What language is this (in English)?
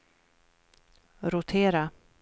Swedish